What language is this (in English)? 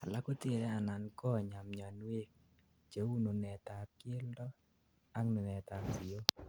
Kalenjin